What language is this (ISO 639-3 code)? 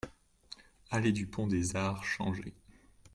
fra